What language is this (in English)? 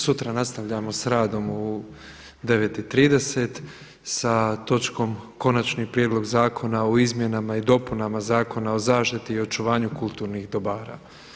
Croatian